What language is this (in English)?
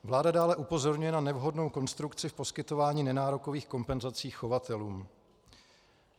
Czech